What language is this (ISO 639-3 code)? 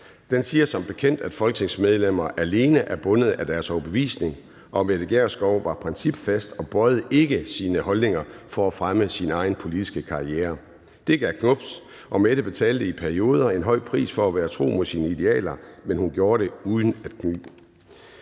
dan